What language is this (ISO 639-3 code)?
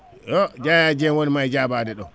ful